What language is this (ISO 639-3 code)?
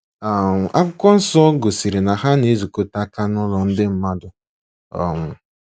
ibo